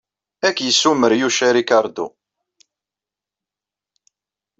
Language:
Kabyle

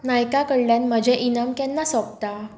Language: Konkani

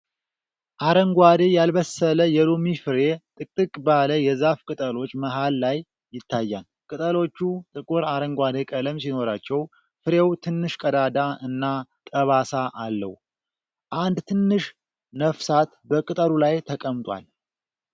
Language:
Amharic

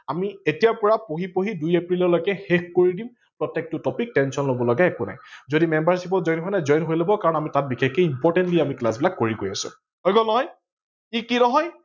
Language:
Assamese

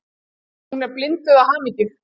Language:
Icelandic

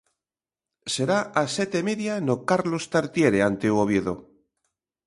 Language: Galician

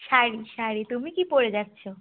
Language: Bangla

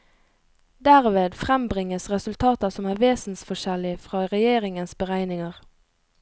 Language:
Norwegian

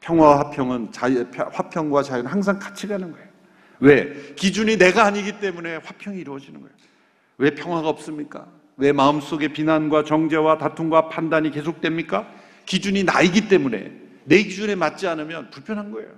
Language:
Korean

